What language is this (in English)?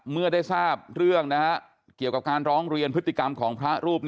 Thai